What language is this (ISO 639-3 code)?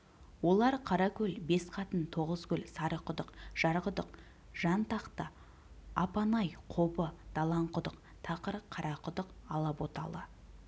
kaz